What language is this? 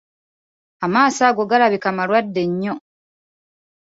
Ganda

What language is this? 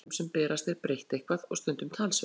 Icelandic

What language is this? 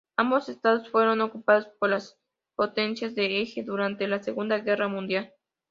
Spanish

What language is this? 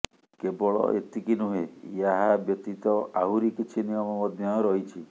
Odia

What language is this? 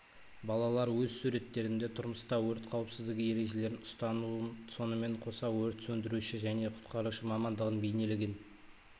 Kazakh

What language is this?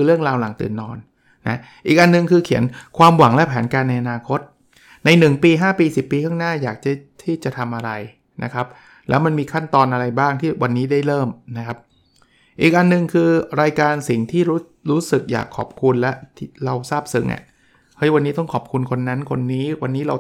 Thai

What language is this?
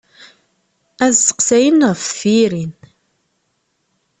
Kabyle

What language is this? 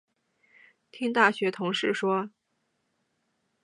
Chinese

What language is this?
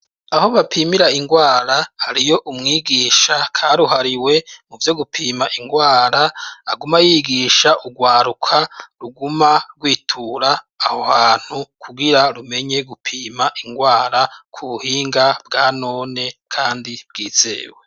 Rundi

